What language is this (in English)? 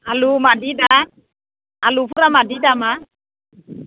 Bodo